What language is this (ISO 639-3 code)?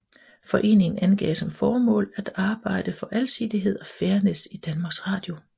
dan